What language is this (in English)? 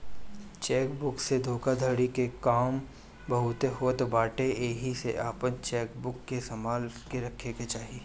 Bhojpuri